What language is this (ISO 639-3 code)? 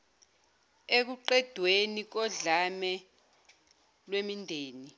zul